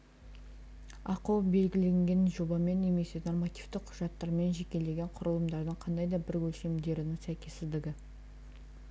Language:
Kazakh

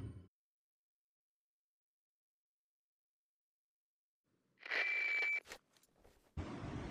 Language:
French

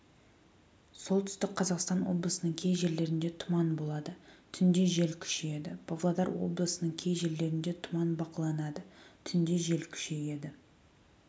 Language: Kazakh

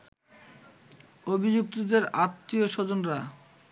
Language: Bangla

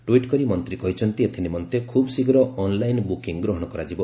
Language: Odia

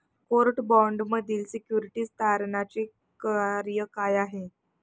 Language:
Marathi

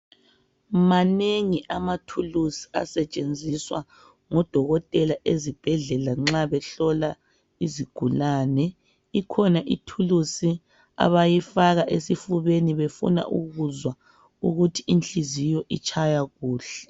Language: North Ndebele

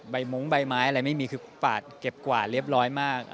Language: Thai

